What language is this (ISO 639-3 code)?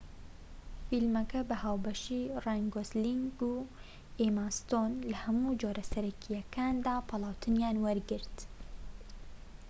ckb